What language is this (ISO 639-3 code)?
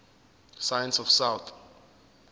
zul